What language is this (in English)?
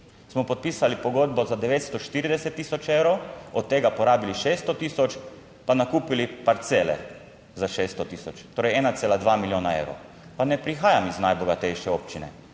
Slovenian